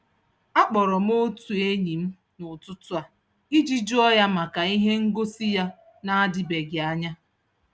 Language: Igbo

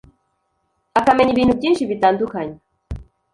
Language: Kinyarwanda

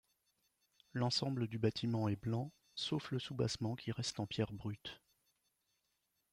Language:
French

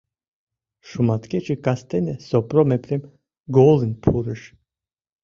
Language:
Mari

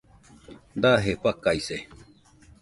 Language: Nüpode Huitoto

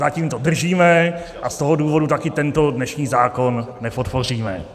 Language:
Czech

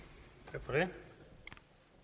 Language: Danish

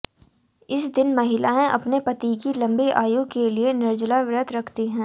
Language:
Hindi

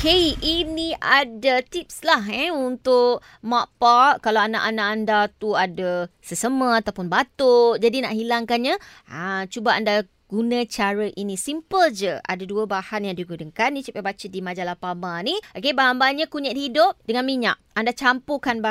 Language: Malay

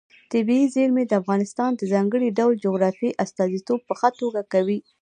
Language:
Pashto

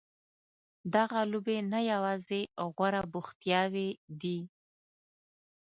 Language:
Pashto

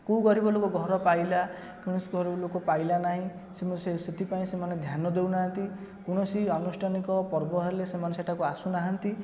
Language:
Odia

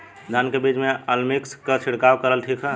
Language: Bhojpuri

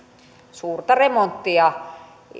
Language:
Finnish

